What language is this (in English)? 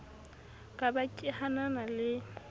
Southern Sotho